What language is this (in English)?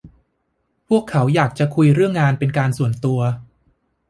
Thai